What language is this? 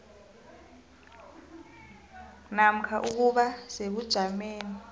South Ndebele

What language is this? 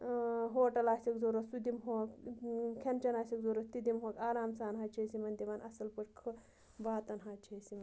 Kashmiri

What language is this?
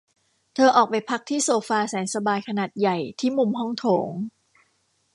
Thai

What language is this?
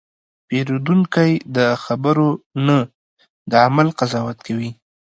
Pashto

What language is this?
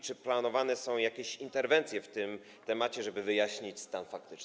Polish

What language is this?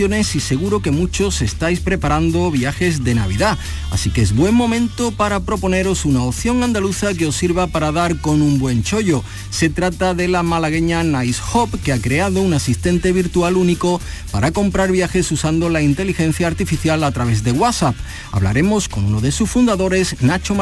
Spanish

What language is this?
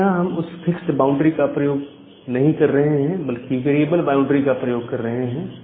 Hindi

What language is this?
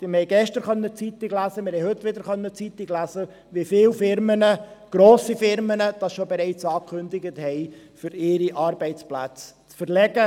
Swiss German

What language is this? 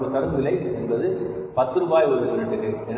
Tamil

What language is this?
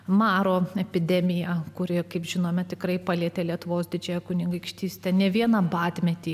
Lithuanian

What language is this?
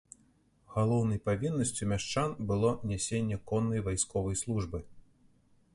Belarusian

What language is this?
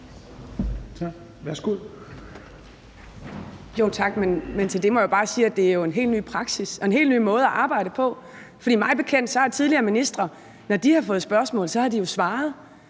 Danish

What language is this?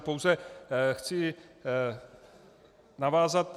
Czech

